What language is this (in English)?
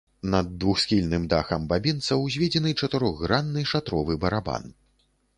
Belarusian